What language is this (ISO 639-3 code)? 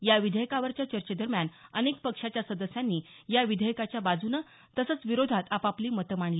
mar